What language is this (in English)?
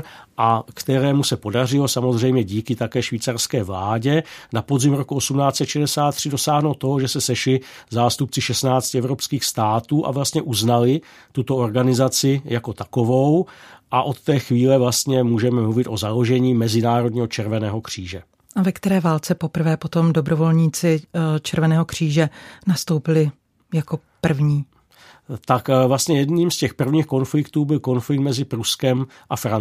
Czech